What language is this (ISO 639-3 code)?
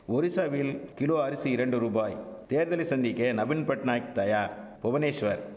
tam